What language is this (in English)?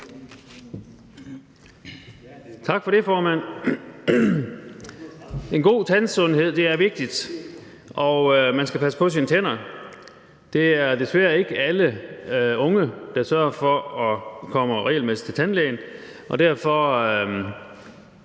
Danish